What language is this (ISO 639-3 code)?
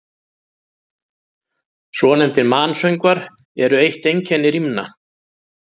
isl